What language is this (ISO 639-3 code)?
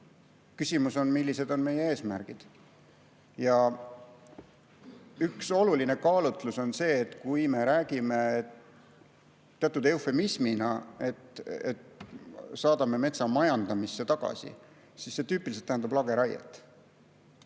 est